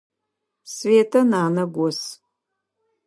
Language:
Adyghe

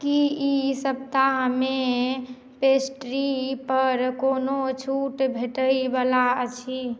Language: Maithili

